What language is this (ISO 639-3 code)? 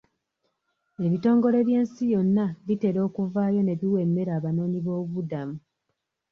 lug